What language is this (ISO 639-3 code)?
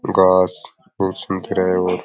raj